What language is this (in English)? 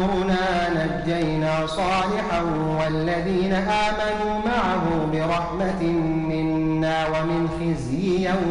Arabic